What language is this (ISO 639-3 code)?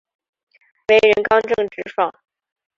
zho